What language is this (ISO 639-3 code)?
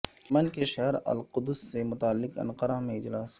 urd